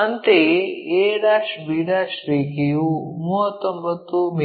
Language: Kannada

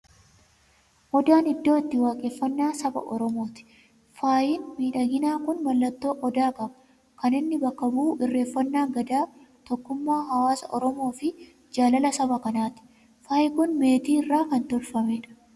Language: Oromo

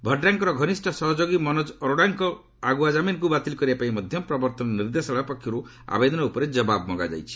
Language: Odia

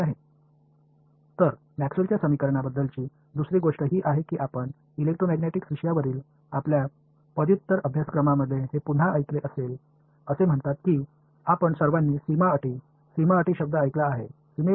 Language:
Tamil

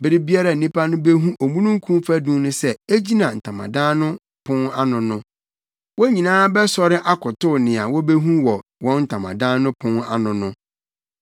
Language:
Akan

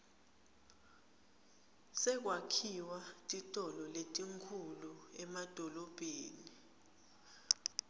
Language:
Swati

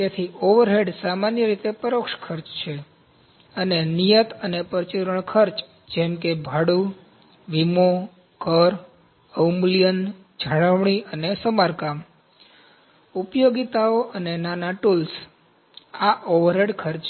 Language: Gujarati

